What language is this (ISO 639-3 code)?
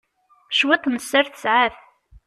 kab